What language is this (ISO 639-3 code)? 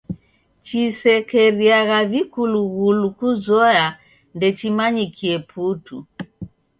dav